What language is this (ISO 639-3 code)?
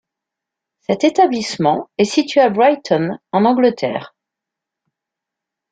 fra